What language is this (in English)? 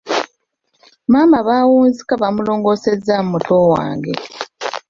Ganda